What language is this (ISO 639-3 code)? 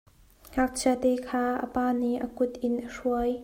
cnh